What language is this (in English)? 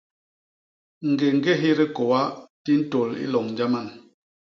Basaa